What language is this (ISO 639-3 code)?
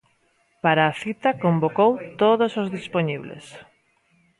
glg